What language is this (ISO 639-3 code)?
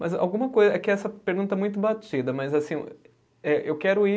por